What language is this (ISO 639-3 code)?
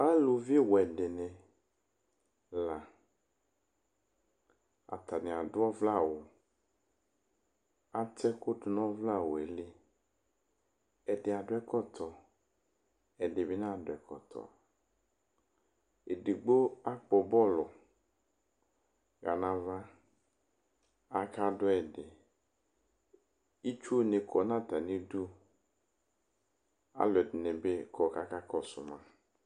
kpo